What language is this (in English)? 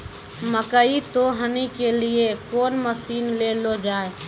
Maithili